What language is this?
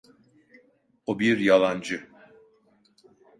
Turkish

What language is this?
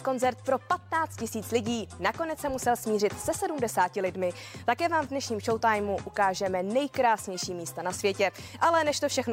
Czech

